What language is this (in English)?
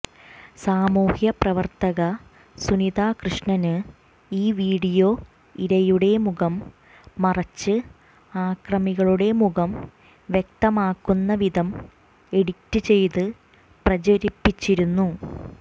Malayalam